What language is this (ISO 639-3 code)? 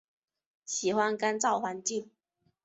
zho